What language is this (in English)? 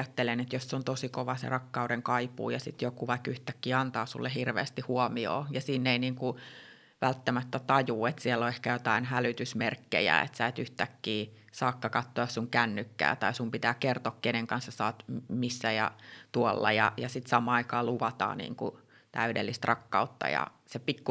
Finnish